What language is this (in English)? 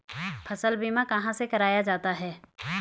Hindi